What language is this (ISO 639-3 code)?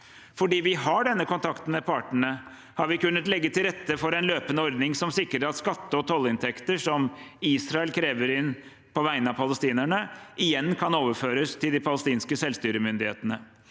nor